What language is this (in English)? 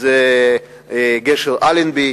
Hebrew